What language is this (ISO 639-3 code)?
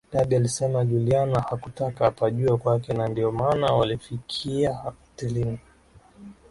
swa